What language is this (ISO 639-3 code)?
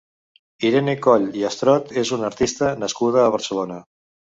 cat